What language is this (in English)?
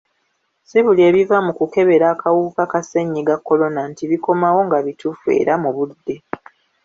Ganda